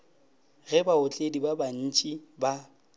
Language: Northern Sotho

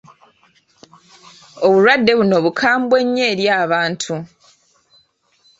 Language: Ganda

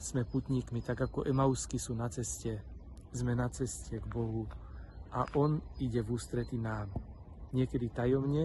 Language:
Slovak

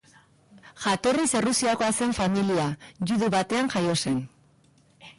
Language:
Basque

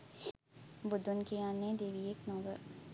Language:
Sinhala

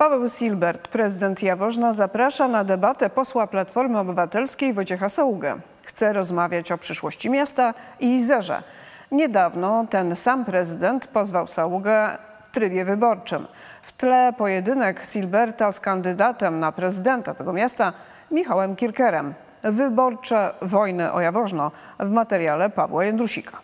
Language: Polish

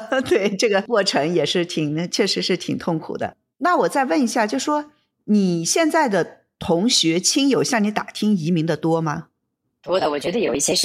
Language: Chinese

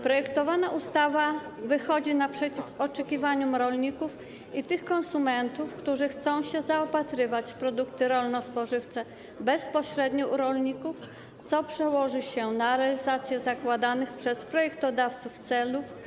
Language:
Polish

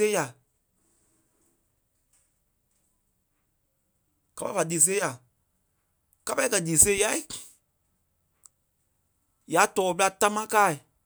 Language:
Kpelle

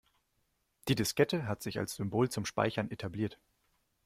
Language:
German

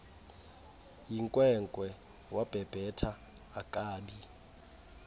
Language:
Xhosa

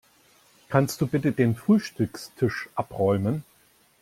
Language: German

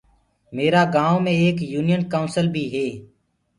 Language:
Gurgula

